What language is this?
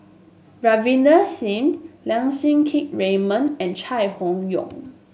English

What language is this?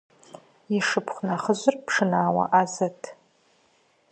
Kabardian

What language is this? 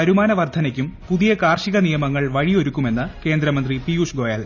Malayalam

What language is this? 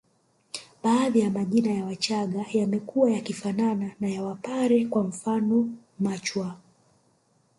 Swahili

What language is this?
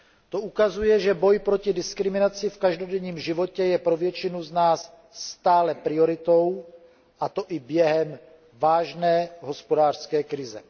Czech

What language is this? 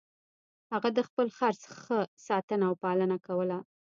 Pashto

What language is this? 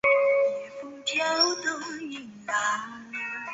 Chinese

